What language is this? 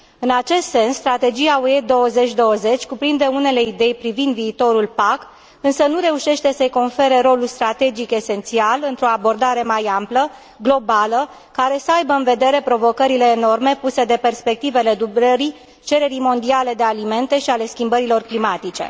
Romanian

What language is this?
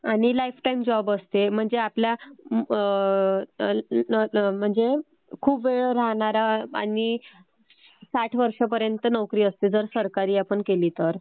Marathi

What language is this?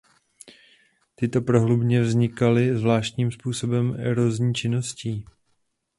Czech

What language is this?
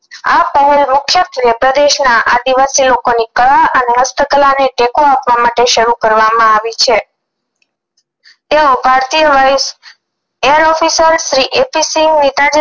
Gujarati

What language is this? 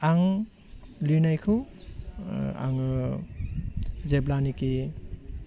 Bodo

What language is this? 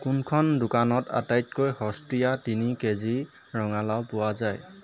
Assamese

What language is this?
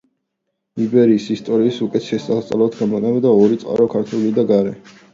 Georgian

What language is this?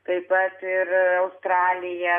Lithuanian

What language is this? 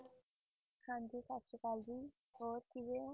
Punjabi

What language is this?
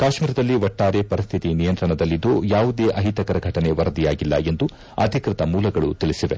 Kannada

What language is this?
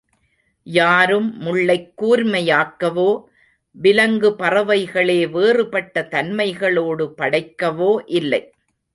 Tamil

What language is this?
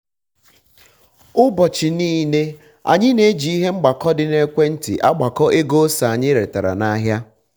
Igbo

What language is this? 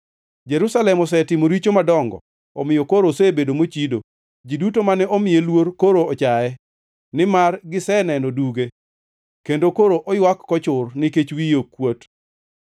Luo (Kenya and Tanzania)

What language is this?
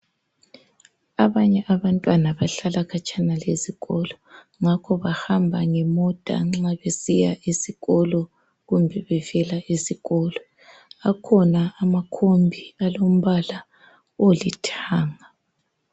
North Ndebele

